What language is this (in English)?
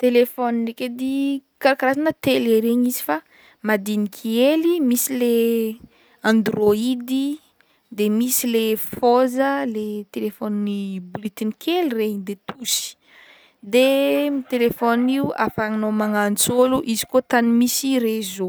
Northern Betsimisaraka Malagasy